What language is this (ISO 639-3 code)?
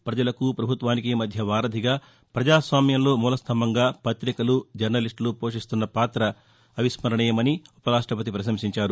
tel